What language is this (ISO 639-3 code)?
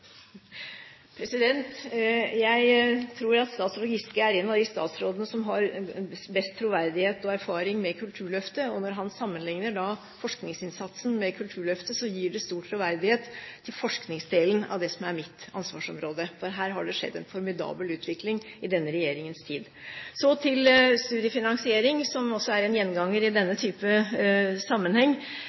nor